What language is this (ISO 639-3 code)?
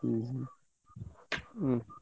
ori